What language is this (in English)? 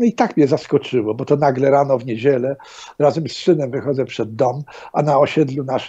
Polish